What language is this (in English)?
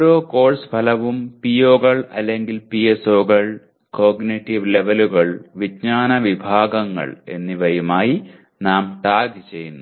Malayalam